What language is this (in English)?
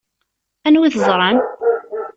Kabyle